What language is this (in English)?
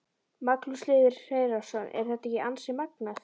Icelandic